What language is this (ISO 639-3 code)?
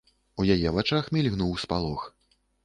bel